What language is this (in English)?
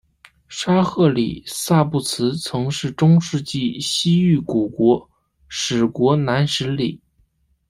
Chinese